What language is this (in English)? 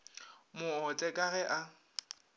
Northern Sotho